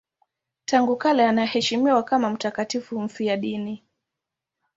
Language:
Swahili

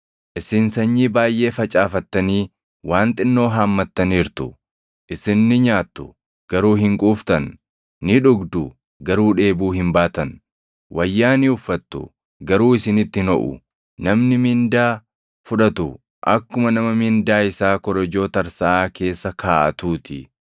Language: Oromo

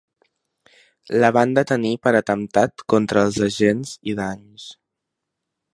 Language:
Catalan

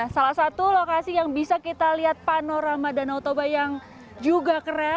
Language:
Indonesian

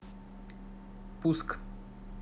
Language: Russian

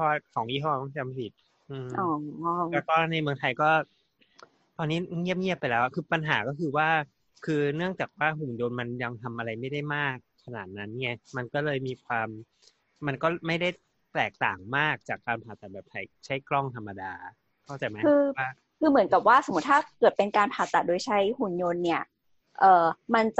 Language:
Thai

